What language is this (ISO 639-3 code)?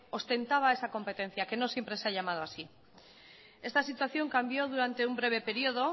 spa